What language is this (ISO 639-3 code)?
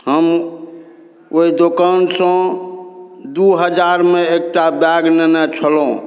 mai